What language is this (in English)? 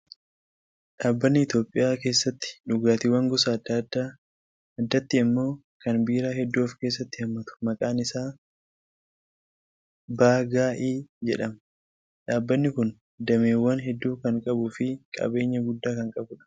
Oromo